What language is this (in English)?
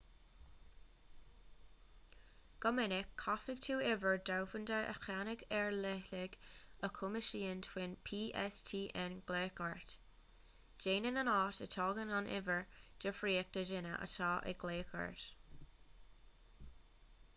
Irish